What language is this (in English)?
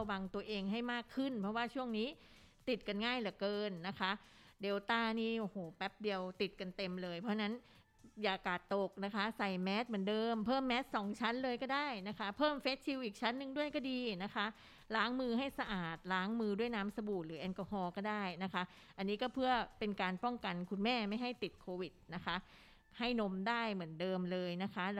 Thai